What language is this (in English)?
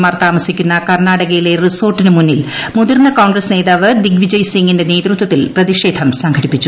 Malayalam